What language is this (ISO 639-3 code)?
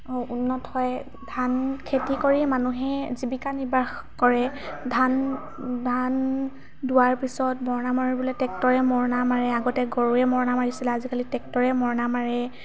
asm